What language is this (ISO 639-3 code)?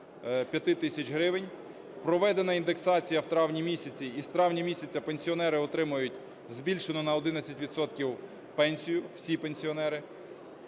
ukr